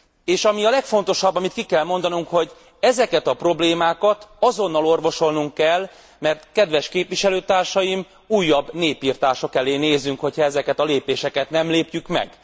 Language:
Hungarian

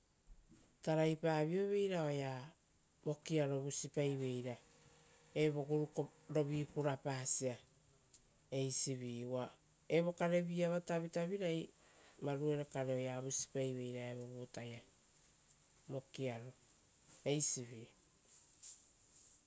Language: Rotokas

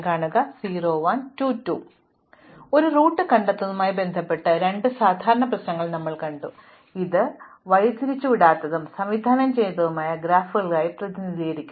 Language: Malayalam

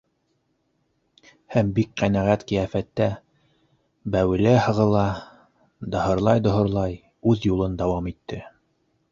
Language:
Bashkir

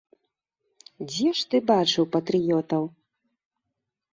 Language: Belarusian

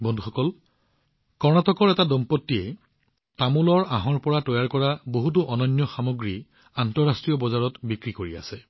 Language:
Assamese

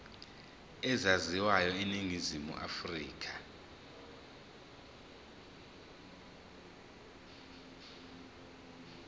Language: Zulu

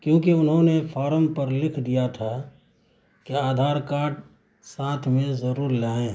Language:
Urdu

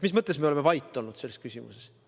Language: Estonian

